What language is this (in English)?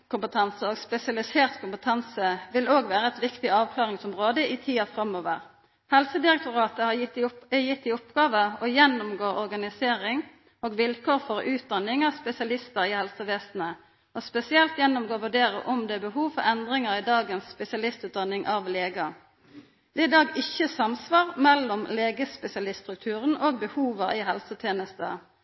Norwegian Nynorsk